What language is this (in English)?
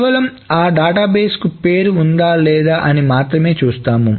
Telugu